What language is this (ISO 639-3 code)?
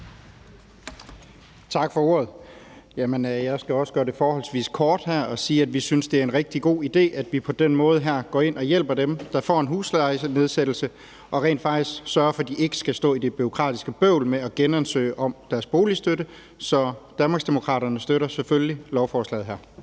dan